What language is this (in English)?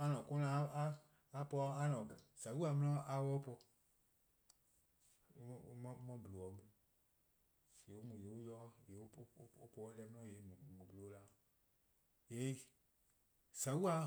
Eastern Krahn